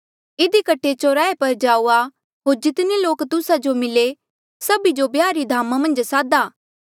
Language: Mandeali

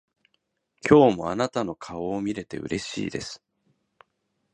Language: Japanese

